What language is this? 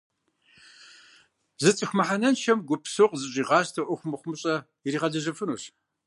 Kabardian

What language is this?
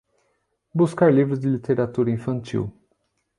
Portuguese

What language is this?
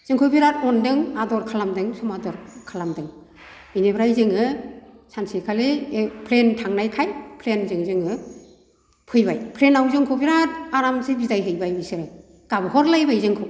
Bodo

